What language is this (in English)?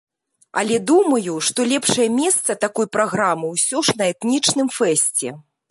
Belarusian